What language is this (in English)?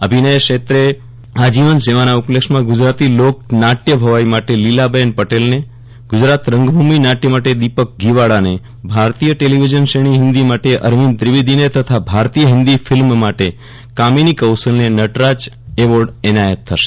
Gujarati